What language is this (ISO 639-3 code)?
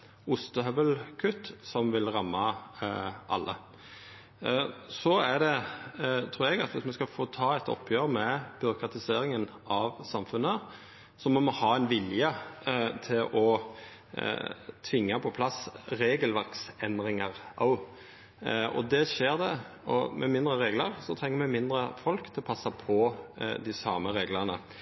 nno